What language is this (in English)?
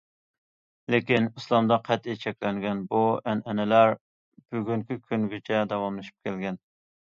Uyghur